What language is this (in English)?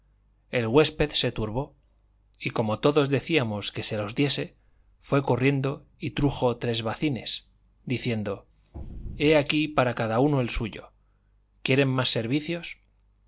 Spanish